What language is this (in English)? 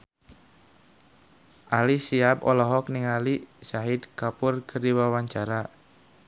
Sundanese